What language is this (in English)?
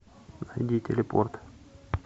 Russian